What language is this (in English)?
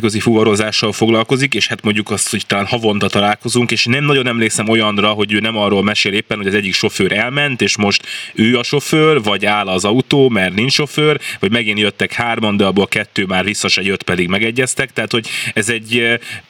Hungarian